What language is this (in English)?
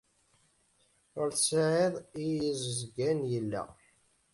Kabyle